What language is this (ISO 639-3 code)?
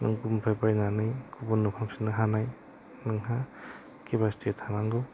brx